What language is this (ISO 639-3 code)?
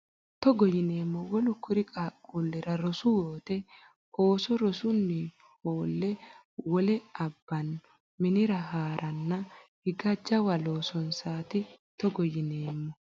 sid